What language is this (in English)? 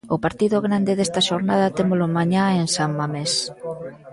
Galician